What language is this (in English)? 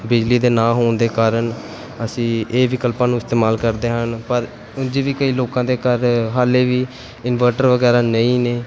Punjabi